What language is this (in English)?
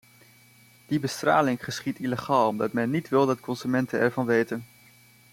Dutch